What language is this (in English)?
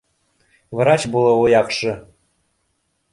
Bashkir